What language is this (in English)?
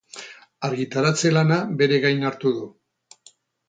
Basque